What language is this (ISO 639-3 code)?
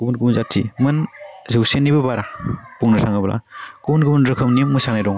brx